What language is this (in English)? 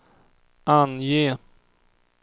Swedish